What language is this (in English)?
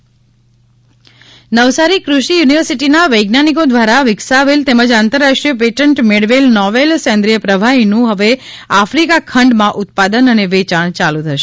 Gujarati